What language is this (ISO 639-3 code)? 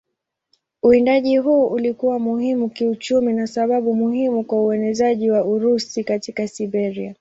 swa